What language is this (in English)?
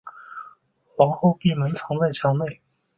Chinese